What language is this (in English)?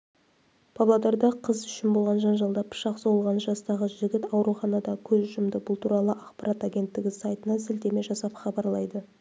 Kazakh